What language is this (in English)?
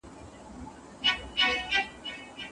Pashto